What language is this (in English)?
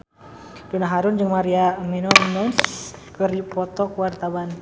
Sundanese